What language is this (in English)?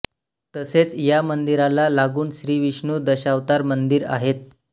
Marathi